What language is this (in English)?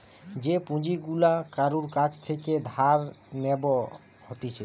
Bangla